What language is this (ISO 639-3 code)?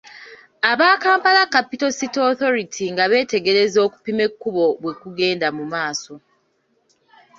lug